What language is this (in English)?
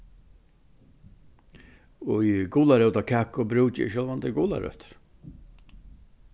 Faroese